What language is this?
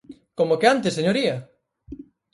Galician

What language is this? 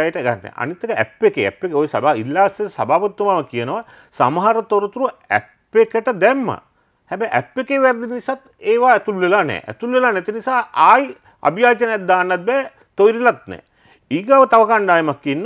Arabic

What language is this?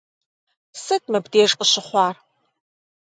Kabardian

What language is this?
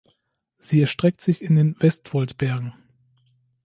German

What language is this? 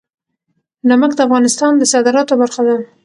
Pashto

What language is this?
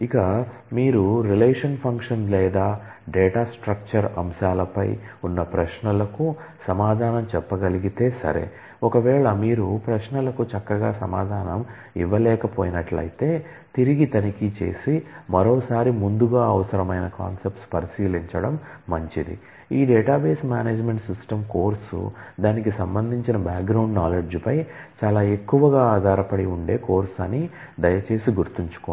Telugu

